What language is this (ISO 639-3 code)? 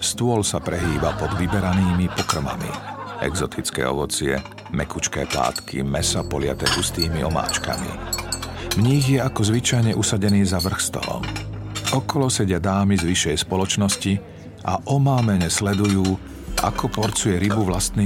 slk